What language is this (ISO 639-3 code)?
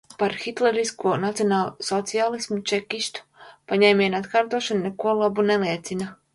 lav